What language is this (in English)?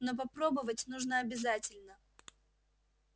Russian